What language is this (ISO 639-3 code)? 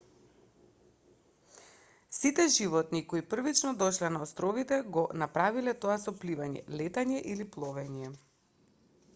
mkd